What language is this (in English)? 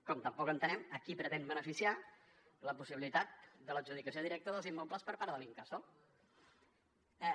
Catalan